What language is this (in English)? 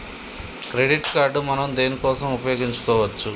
Telugu